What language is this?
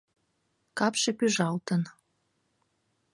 Mari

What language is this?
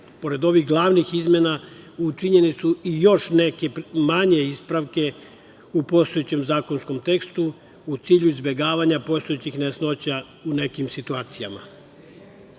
Serbian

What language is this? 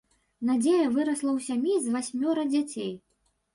Belarusian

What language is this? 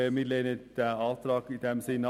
Swiss German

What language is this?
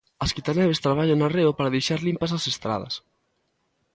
Galician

